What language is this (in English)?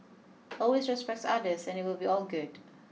English